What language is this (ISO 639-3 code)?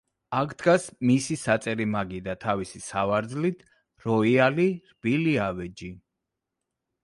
kat